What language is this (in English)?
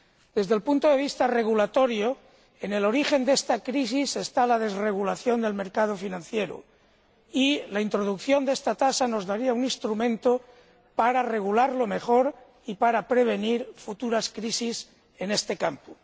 Spanish